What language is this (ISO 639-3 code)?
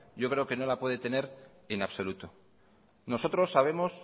spa